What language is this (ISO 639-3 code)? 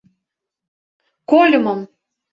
chm